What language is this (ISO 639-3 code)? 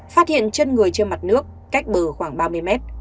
vie